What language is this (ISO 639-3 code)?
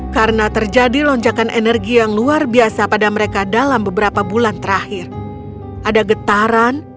ind